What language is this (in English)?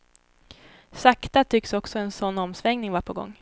Swedish